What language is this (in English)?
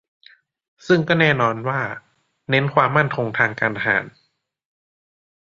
Thai